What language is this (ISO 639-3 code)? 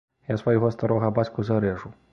bel